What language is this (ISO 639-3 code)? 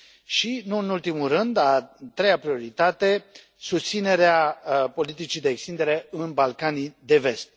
ron